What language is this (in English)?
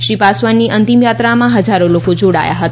Gujarati